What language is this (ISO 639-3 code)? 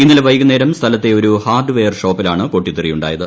mal